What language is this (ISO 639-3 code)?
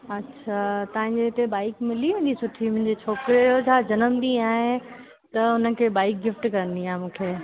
snd